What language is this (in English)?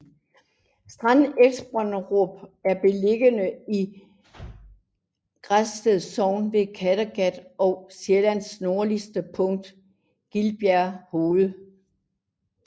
Danish